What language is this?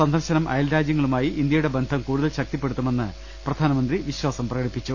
Malayalam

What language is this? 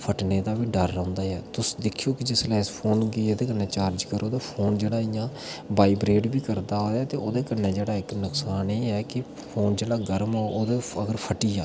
Dogri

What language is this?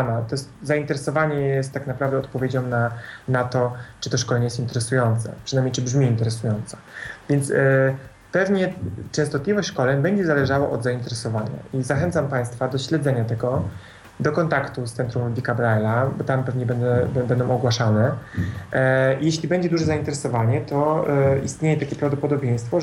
Polish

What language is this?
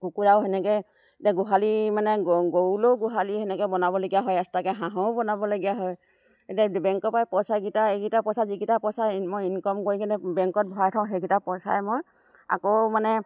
Assamese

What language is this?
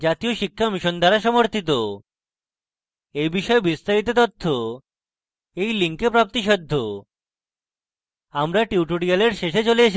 Bangla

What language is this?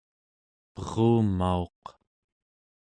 Central Yupik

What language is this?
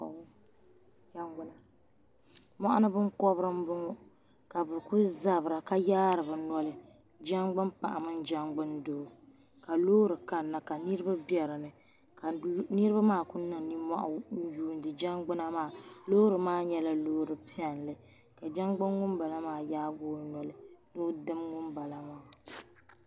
Dagbani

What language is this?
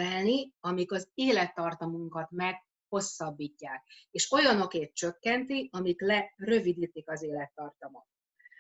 Hungarian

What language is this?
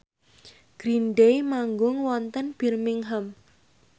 Javanese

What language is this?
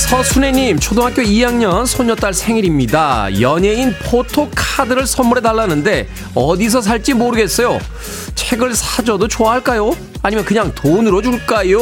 Korean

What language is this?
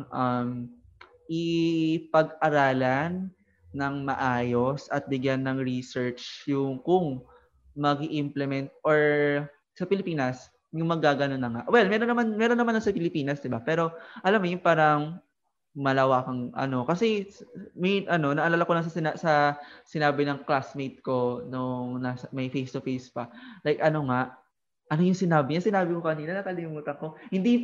Filipino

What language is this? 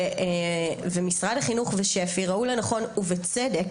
Hebrew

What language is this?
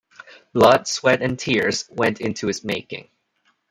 English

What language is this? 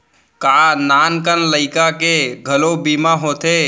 Chhattisgarhi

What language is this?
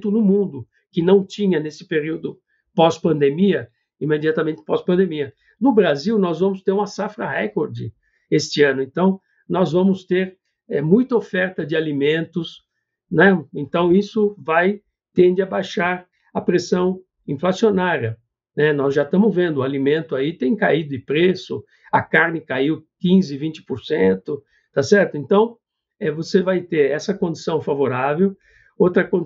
Portuguese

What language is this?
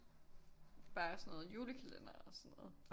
Danish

